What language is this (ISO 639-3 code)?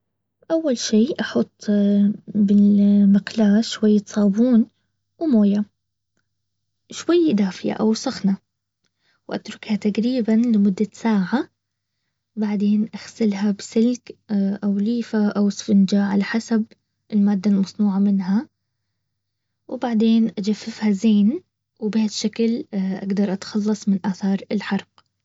abv